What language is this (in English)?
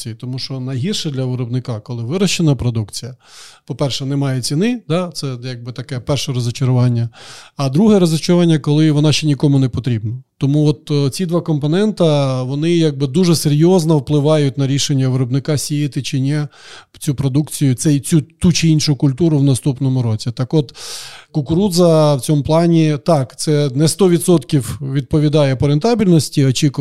Ukrainian